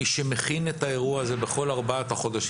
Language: Hebrew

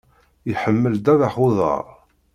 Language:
Kabyle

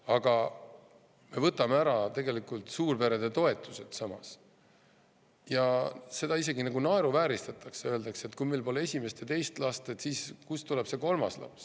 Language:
Estonian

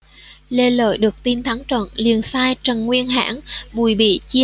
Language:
Vietnamese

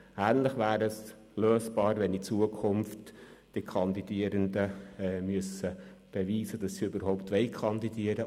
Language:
Swiss German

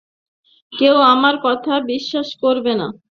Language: Bangla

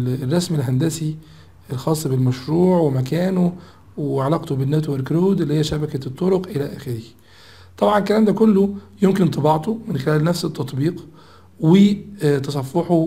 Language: Arabic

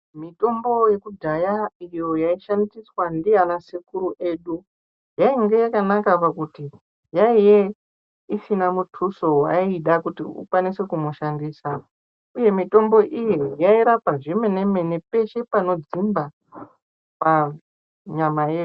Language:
Ndau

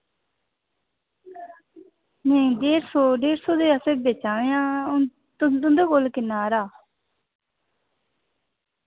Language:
Dogri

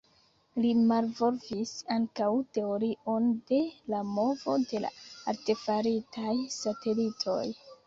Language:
Esperanto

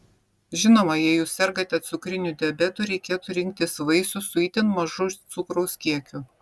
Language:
Lithuanian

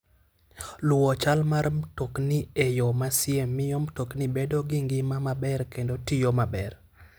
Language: Luo (Kenya and Tanzania)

